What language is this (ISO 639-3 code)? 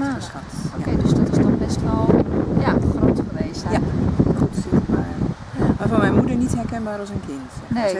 nld